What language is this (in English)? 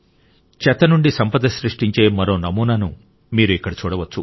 Telugu